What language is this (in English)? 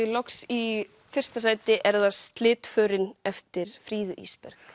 Icelandic